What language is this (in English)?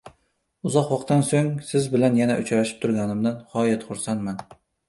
Uzbek